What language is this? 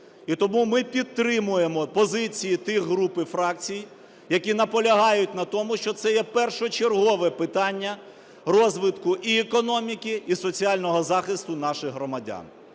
Ukrainian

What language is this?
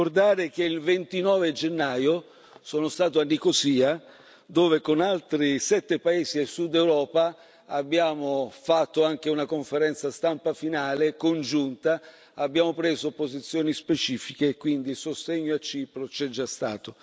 Italian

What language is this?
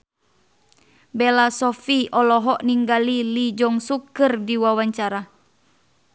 Sundanese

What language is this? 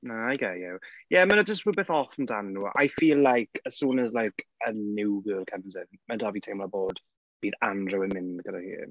Welsh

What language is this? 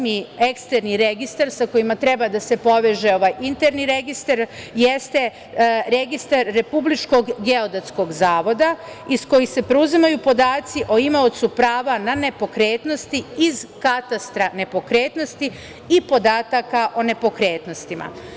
Serbian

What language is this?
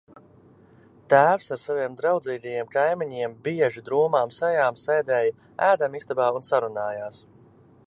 Latvian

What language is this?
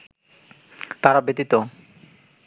Bangla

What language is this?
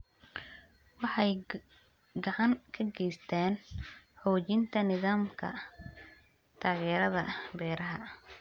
Somali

